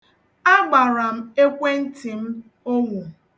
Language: Igbo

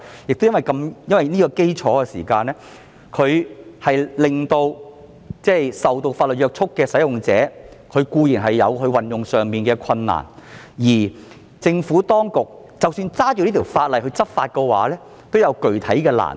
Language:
Cantonese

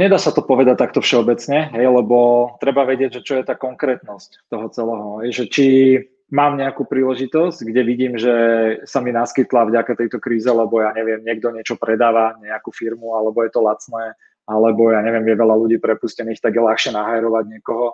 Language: Slovak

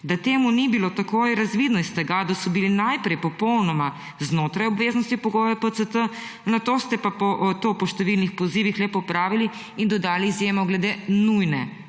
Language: Slovenian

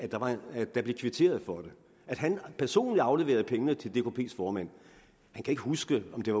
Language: Danish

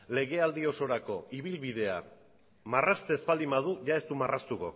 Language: Basque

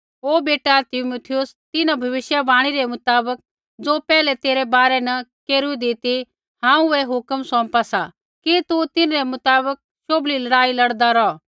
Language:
Kullu Pahari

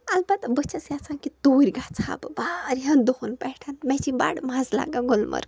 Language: Kashmiri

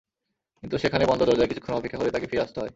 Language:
Bangla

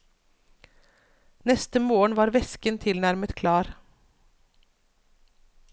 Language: Norwegian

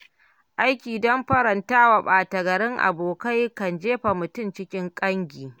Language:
Hausa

